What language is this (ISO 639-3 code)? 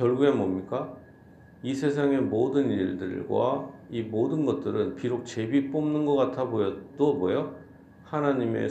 kor